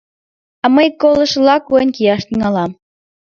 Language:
Mari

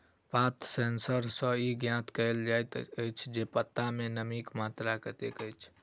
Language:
Maithili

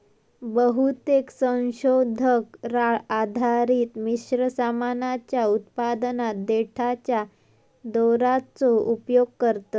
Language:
Marathi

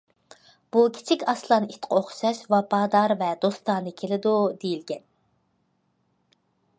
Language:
Uyghur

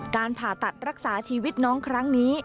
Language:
Thai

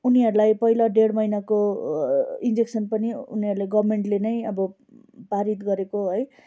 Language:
Nepali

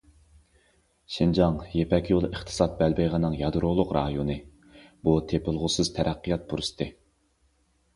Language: Uyghur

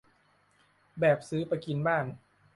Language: Thai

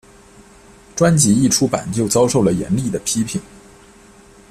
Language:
Chinese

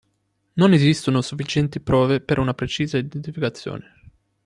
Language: Italian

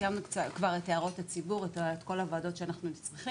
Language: Hebrew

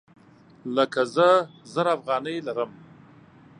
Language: Pashto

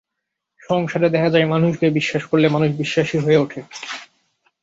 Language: Bangla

